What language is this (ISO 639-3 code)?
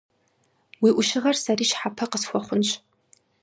kbd